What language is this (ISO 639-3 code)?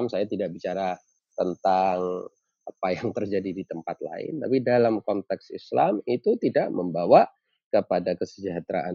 ind